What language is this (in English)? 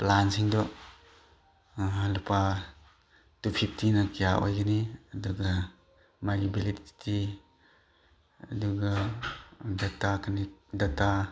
Manipuri